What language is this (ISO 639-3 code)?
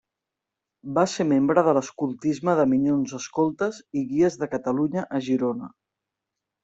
cat